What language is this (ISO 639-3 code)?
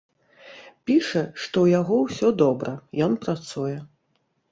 bel